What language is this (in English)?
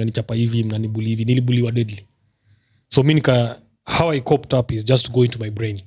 Swahili